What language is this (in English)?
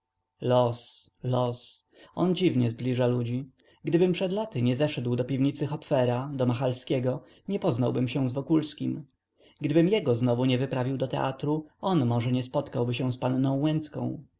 Polish